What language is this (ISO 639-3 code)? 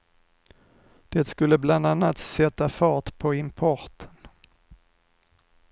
swe